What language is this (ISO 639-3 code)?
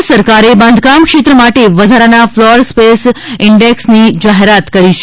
guj